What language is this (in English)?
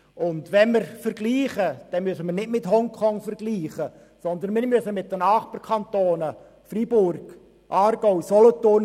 Swiss German